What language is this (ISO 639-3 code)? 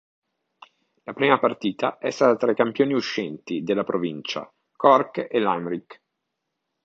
ita